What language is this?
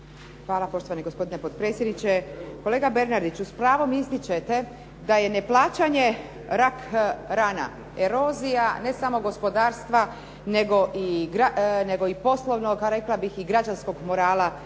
Croatian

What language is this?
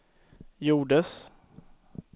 Swedish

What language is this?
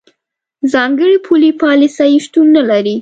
Pashto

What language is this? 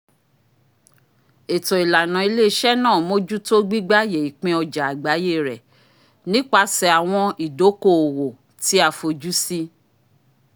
Yoruba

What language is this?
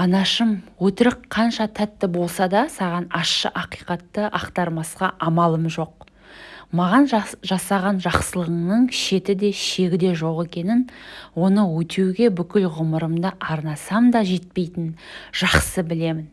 Turkish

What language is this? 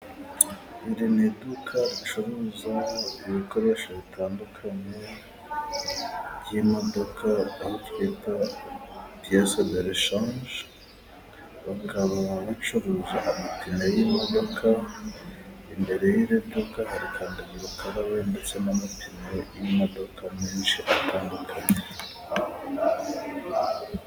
Kinyarwanda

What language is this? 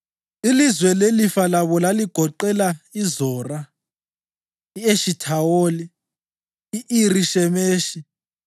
North Ndebele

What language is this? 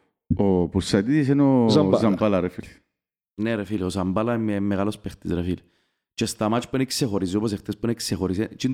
Greek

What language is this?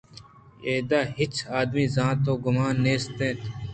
Eastern Balochi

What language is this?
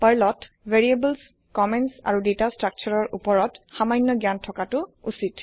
Assamese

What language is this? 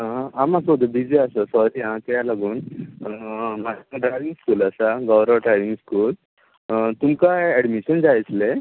Konkani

